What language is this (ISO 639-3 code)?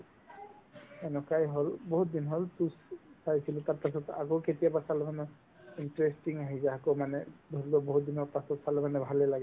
asm